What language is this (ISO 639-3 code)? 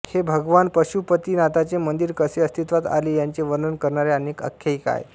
mar